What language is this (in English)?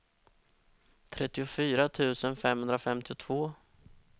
Swedish